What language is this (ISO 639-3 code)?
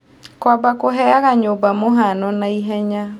kik